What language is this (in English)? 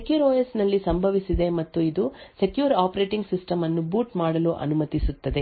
Kannada